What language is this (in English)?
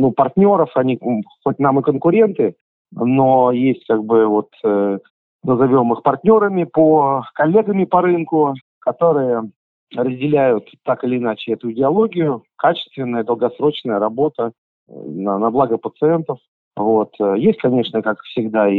Russian